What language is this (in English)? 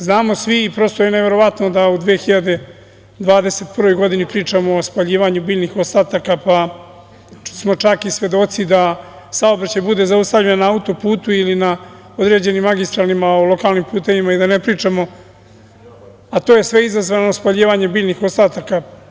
Serbian